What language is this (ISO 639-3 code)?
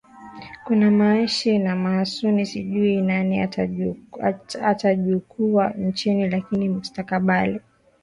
swa